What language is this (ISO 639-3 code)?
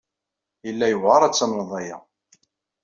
kab